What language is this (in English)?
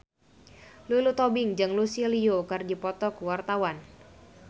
Sundanese